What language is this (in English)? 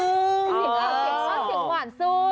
Thai